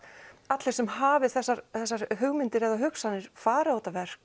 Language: Icelandic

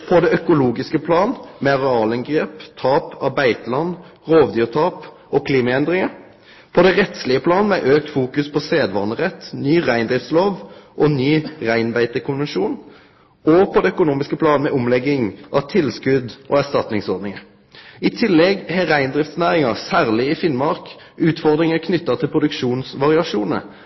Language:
Norwegian Nynorsk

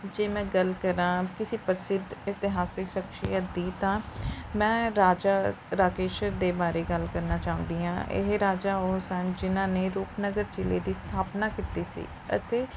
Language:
Punjabi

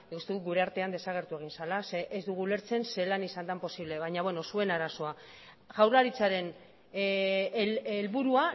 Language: Basque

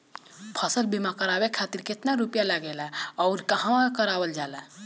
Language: Bhojpuri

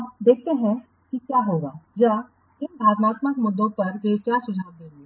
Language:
Hindi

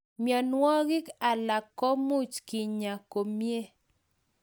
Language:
Kalenjin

